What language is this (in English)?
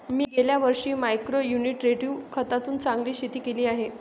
Marathi